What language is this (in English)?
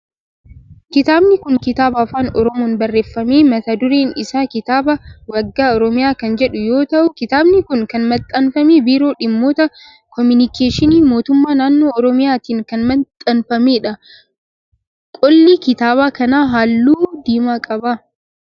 Oromo